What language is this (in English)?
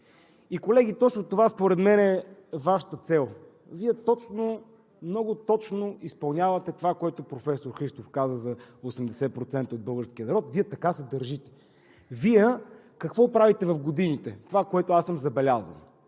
Bulgarian